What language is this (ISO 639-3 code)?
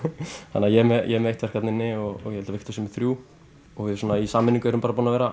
isl